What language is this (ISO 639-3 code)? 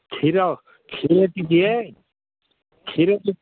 ori